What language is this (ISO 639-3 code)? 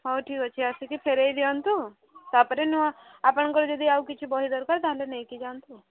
ori